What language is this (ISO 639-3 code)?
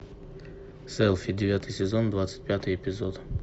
rus